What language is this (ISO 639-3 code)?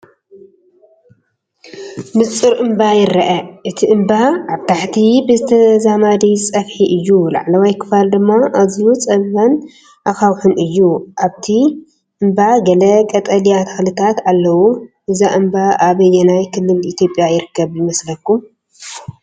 tir